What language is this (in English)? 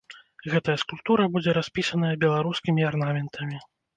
Belarusian